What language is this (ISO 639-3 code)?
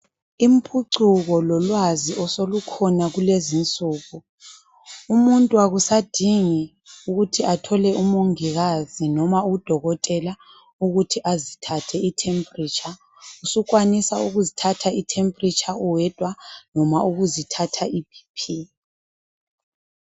nde